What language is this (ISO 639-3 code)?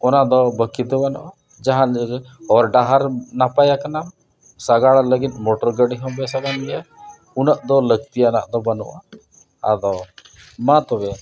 sat